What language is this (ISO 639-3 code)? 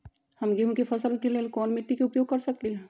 mag